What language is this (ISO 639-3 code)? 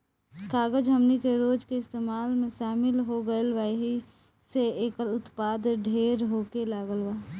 bho